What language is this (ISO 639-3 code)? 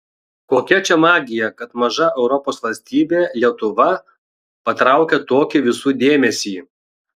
lit